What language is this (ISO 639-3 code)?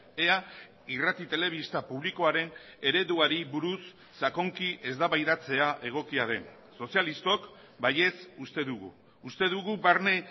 eus